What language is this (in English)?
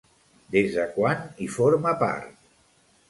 Catalan